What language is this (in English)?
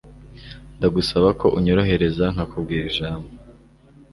Kinyarwanda